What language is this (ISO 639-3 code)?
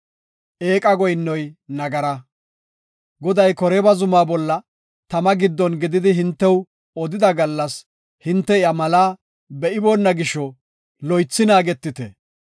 gof